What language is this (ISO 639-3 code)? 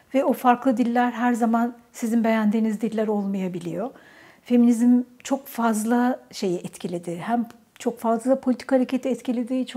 tur